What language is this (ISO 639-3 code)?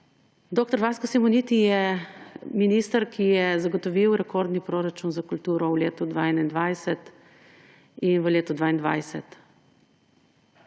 slv